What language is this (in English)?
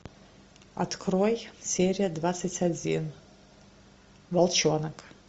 Russian